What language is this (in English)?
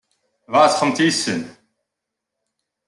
Kabyle